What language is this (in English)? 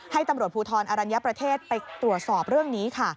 Thai